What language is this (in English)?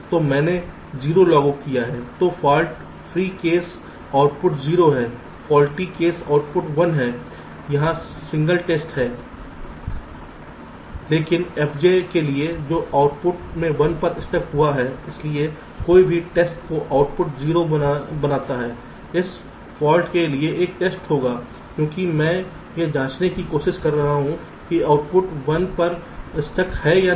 Hindi